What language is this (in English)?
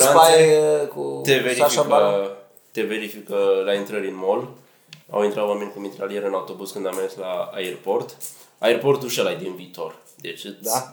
Romanian